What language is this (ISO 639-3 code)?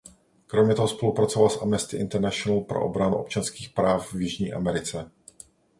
ces